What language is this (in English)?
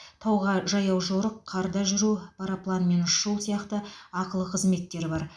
Kazakh